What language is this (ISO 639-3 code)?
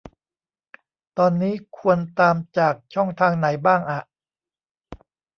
tha